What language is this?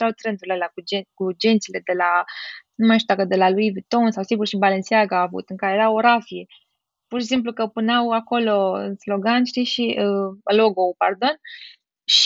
Romanian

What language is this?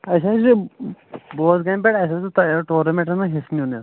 Kashmiri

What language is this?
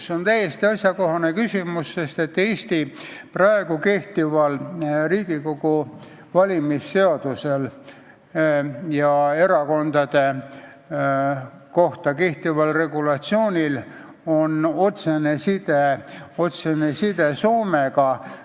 Estonian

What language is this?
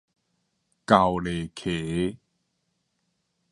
Min Nan Chinese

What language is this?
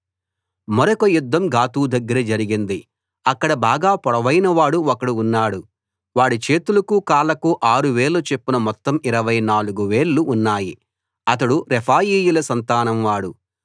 Telugu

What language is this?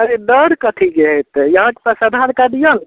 Maithili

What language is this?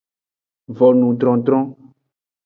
Aja (Benin)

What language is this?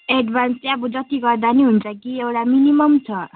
Nepali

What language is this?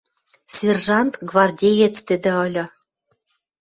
Western Mari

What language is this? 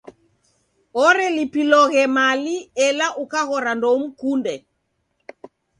Taita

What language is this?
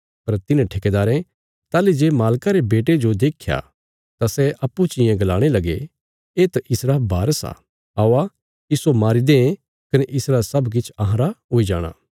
Bilaspuri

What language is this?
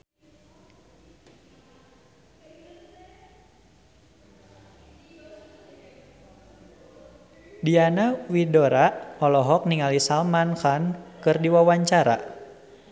Sundanese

